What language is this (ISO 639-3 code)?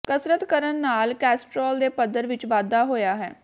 pan